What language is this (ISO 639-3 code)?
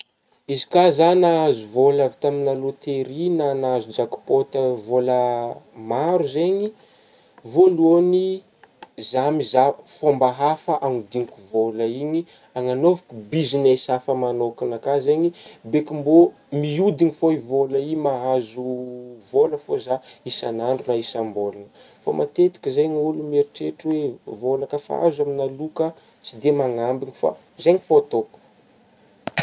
bmm